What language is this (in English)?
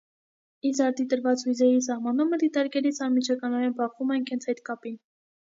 Armenian